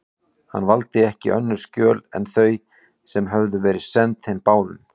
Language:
Icelandic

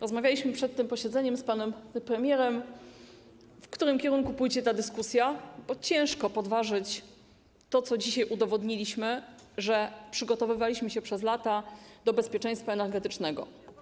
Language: Polish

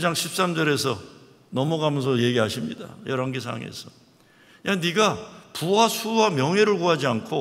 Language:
Korean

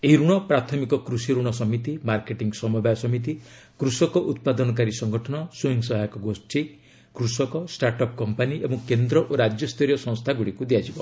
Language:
Odia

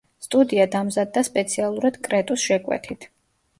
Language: Georgian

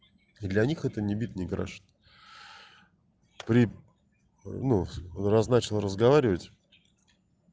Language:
Russian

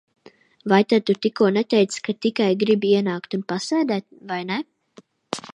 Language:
Latvian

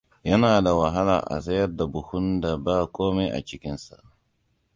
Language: Hausa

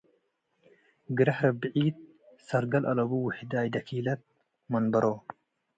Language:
Tigre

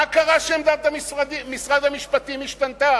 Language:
Hebrew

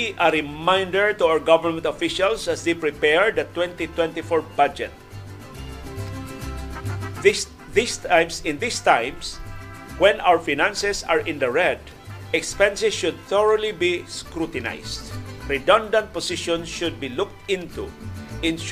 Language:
Filipino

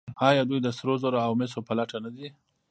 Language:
Pashto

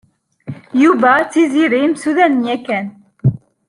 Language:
Kabyle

